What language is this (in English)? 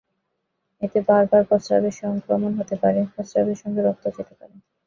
Bangla